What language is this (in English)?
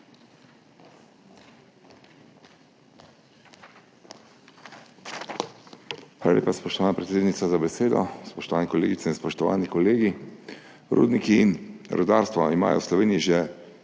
Slovenian